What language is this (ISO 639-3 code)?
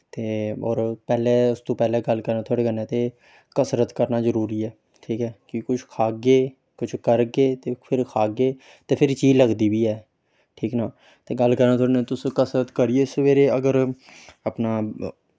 doi